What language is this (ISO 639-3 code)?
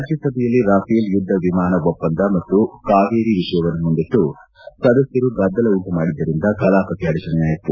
kan